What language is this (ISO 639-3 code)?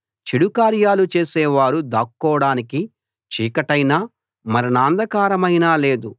tel